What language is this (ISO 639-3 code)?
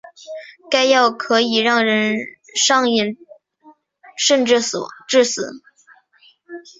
zho